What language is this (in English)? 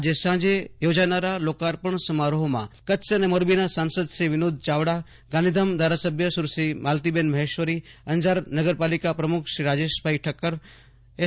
Gujarati